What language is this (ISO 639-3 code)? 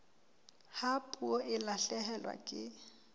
sot